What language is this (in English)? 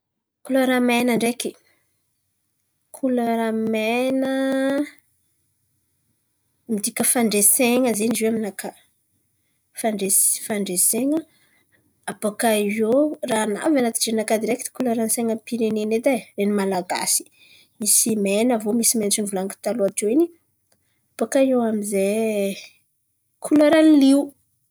Antankarana Malagasy